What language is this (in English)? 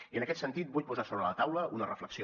Catalan